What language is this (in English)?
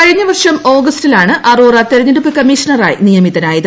Malayalam